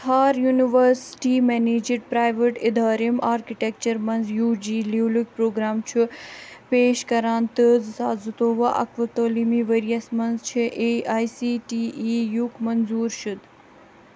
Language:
Kashmiri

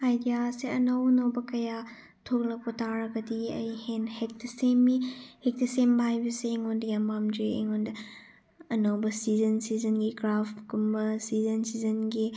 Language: Manipuri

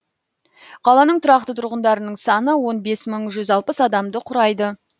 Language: Kazakh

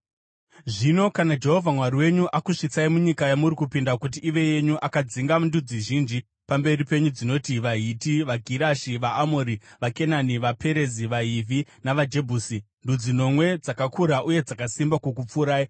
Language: Shona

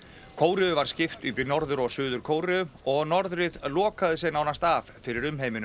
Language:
Icelandic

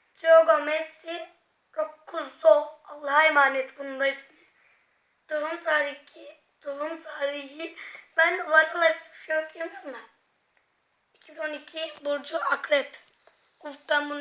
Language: Turkish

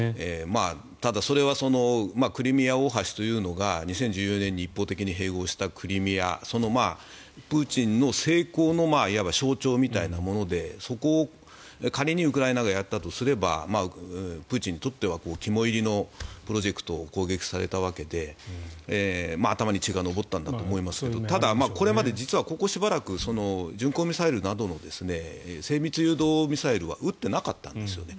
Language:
Japanese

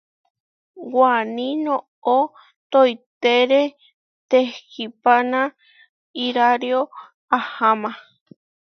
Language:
Huarijio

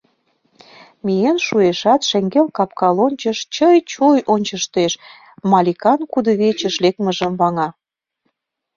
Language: Mari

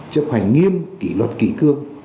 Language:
Vietnamese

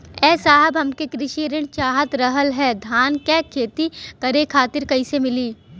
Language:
Bhojpuri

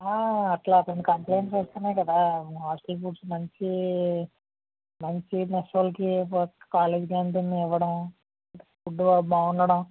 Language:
Telugu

